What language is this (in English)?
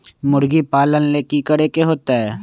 Magahi